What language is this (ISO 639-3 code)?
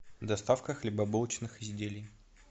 rus